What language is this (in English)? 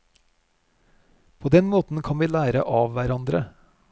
Norwegian